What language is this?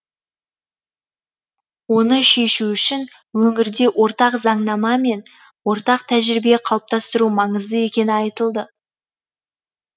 Kazakh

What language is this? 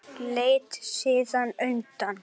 Icelandic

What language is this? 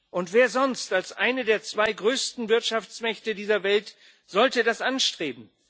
German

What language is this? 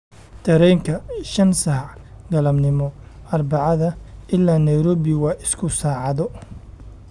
Somali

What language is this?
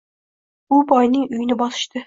Uzbek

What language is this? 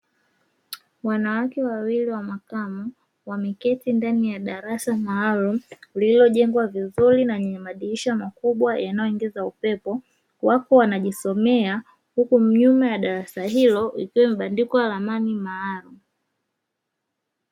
Swahili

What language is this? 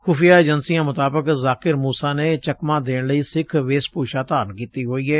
Punjabi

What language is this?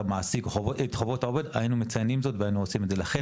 Hebrew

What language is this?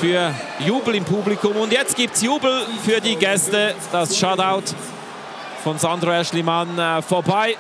German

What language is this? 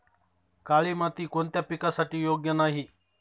Marathi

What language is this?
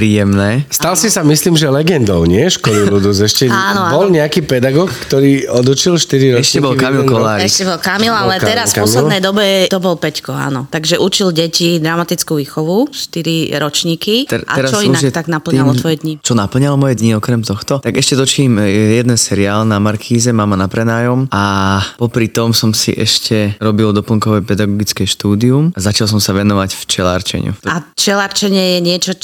Slovak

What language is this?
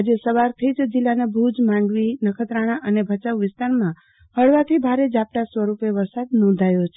Gujarati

